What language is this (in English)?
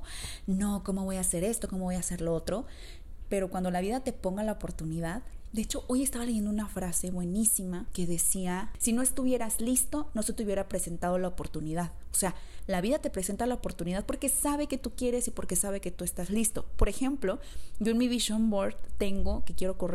Spanish